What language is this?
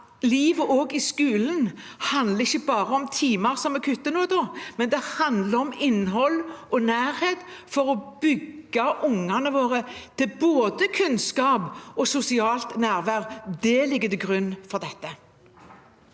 Norwegian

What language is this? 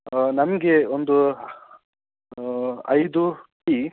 Kannada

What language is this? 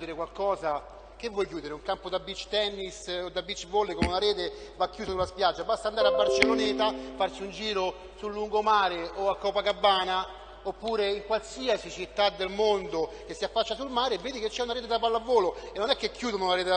Italian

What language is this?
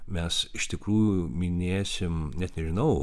Lithuanian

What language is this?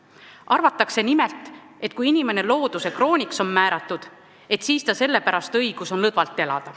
Estonian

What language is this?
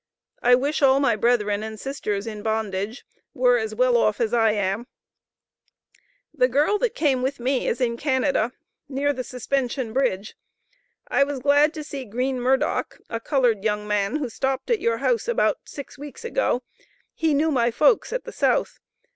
English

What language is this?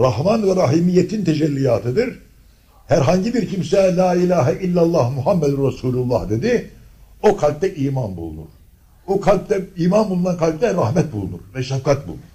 Turkish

